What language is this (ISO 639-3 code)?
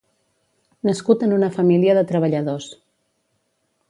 cat